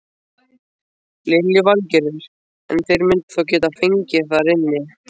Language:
Icelandic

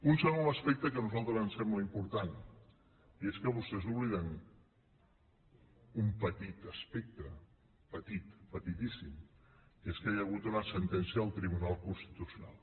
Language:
Catalan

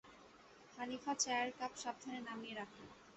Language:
Bangla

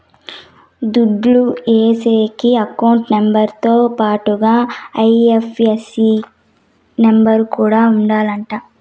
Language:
Telugu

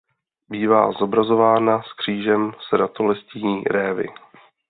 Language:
Czech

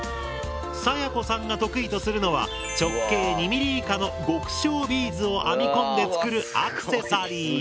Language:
Japanese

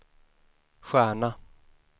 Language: Swedish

